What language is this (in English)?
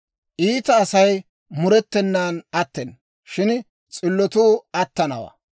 Dawro